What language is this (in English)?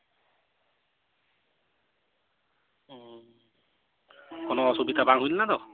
Santali